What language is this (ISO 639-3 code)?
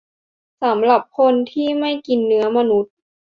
tha